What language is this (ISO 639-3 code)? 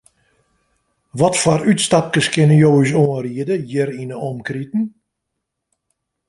fry